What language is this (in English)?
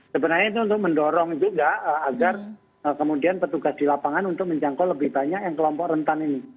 Indonesian